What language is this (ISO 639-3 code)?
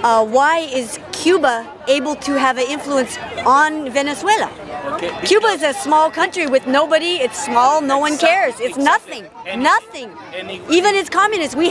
eng